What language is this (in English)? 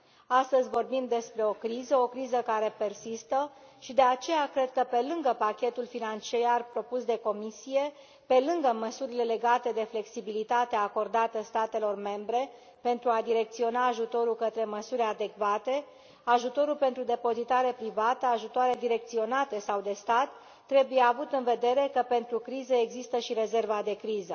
Romanian